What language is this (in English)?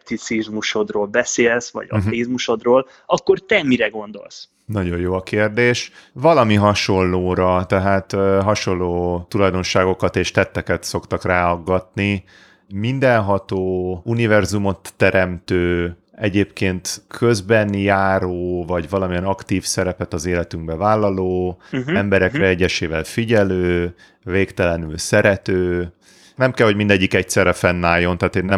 Hungarian